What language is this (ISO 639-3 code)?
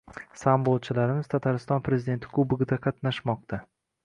uzb